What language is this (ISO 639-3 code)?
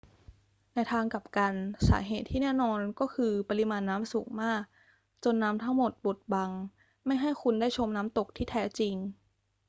tha